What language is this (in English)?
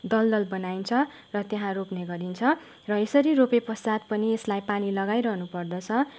Nepali